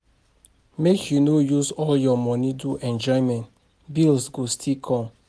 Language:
Nigerian Pidgin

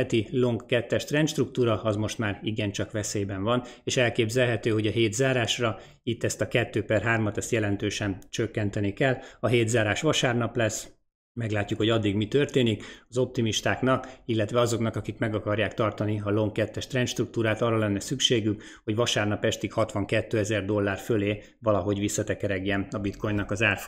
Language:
Hungarian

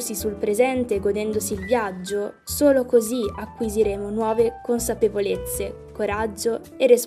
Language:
Italian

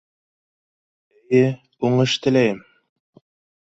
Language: Bashkir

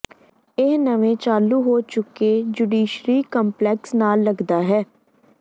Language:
Punjabi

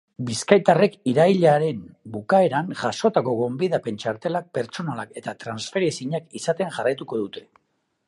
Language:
Basque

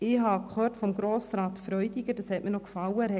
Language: Swiss German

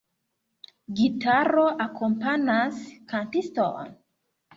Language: Esperanto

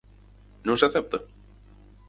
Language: Galician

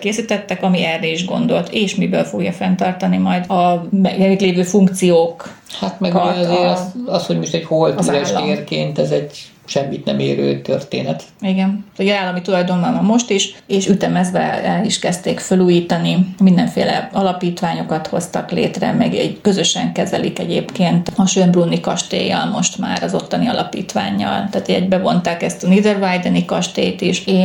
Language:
Hungarian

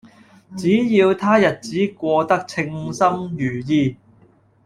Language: Cantonese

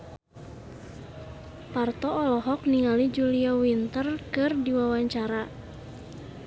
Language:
Sundanese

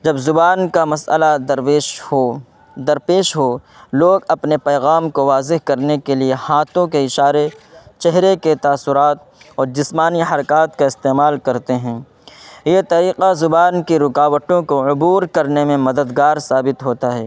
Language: Urdu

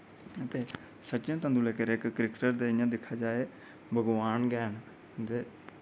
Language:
Dogri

